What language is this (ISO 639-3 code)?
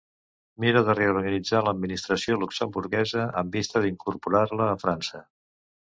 cat